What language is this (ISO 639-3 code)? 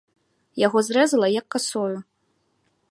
bel